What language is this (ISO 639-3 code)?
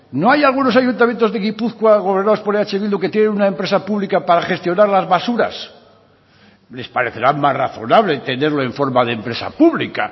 spa